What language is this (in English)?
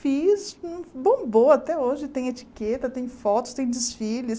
Portuguese